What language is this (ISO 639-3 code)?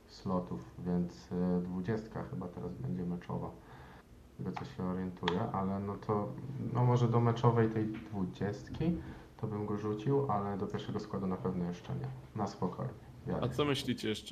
pol